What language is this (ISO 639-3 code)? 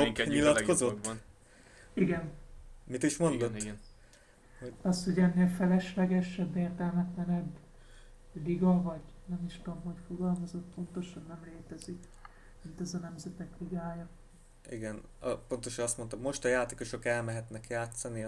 hun